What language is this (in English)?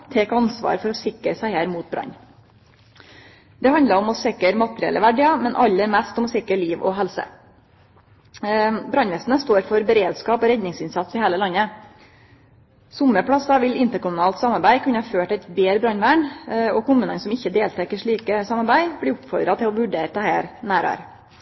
Norwegian Nynorsk